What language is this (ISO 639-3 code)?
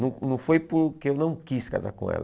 por